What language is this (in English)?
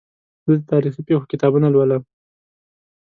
Pashto